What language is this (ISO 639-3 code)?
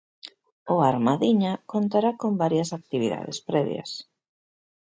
glg